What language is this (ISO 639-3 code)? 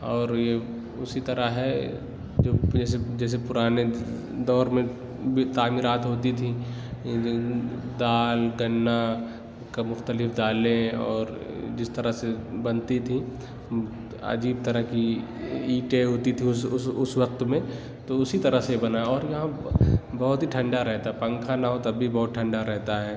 urd